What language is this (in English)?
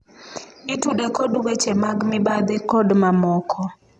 Luo (Kenya and Tanzania)